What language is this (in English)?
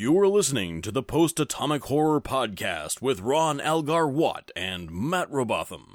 English